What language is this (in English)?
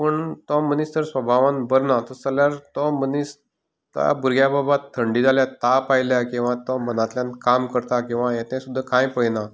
Konkani